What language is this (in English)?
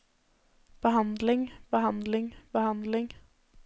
Norwegian